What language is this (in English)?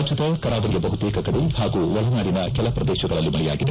Kannada